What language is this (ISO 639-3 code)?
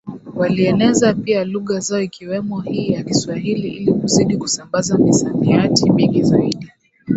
swa